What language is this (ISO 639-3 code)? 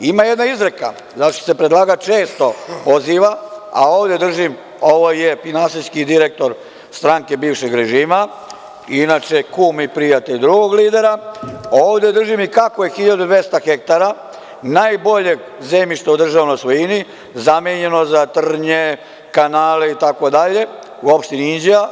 srp